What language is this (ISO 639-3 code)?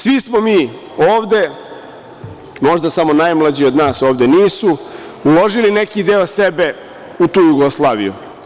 srp